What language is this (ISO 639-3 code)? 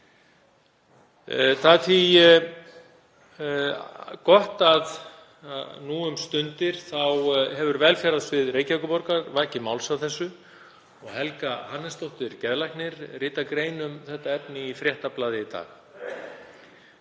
isl